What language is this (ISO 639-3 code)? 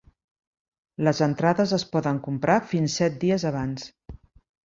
cat